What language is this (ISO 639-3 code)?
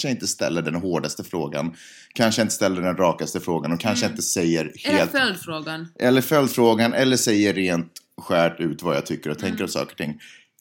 swe